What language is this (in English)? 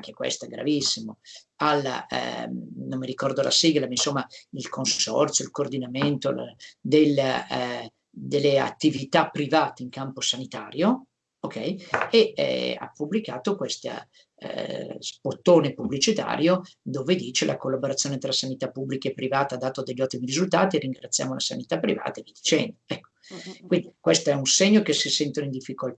Italian